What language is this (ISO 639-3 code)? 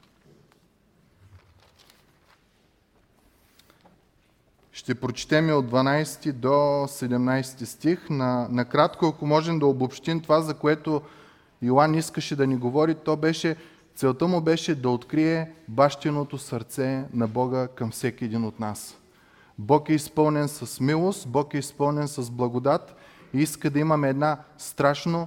bul